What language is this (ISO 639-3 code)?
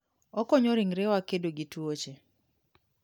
luo